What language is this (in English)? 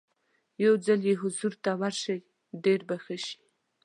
Pashto